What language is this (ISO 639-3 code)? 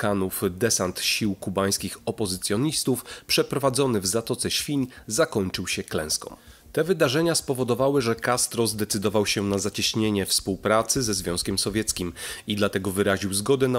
pol